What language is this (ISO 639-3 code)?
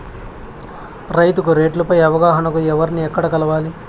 tel